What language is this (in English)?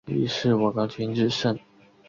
Chinese